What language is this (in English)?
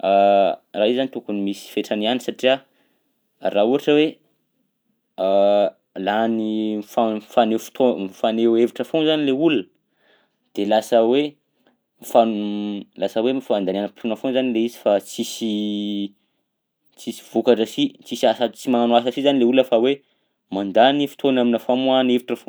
Southern Betsimisaraka Malagasy